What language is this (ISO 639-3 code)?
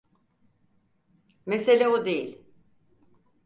tur